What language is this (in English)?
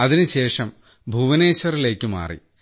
Malayalam